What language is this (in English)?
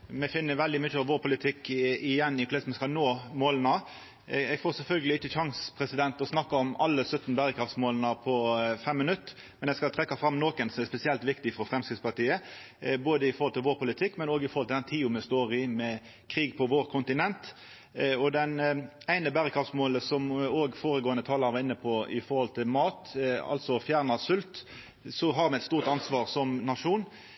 Norwegian Nynorsk